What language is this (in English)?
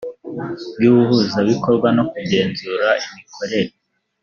Kinyarwanda